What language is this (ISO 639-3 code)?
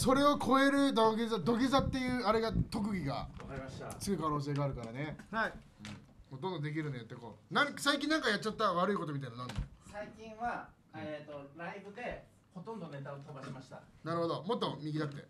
jpn